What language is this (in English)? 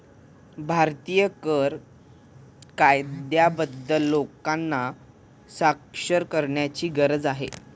Marathi